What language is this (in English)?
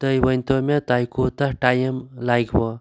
Kashmiri